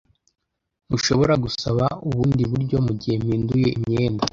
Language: Kinyarwanda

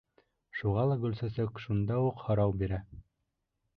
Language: Bashkir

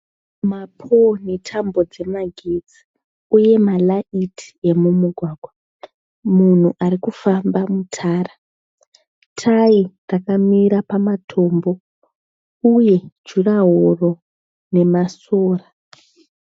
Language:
Shona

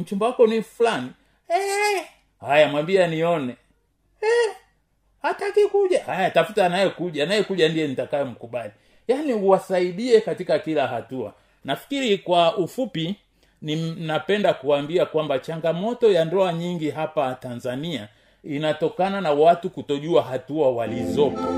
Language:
Swahili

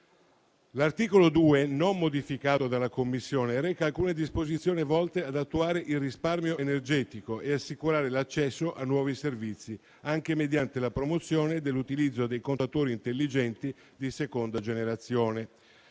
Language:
Italian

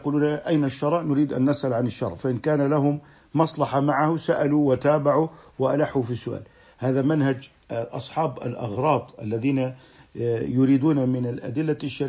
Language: Arabic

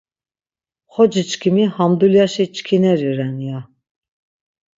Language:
Laz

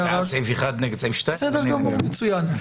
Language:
Hebrew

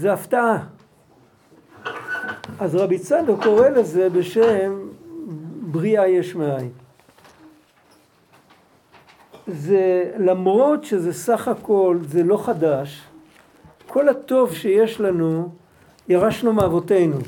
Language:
Hebrew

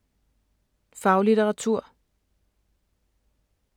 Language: Danish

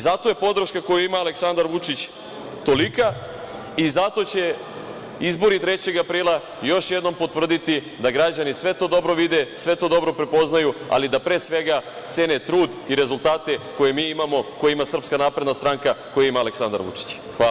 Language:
Serbian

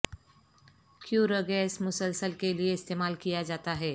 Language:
Urdu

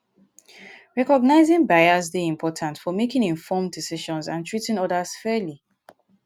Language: Nigerian Pidgin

